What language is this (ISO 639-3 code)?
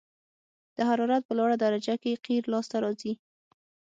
pus